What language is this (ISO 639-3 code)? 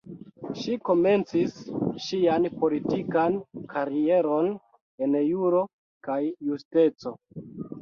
epo